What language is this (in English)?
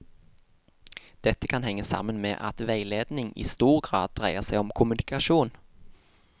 Norwegian